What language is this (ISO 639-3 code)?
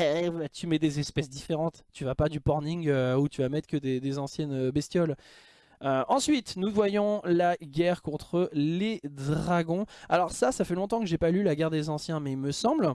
fra